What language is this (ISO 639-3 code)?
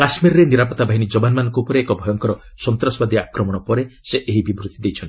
ori